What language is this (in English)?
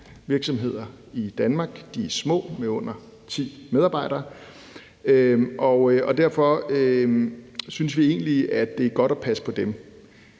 Danish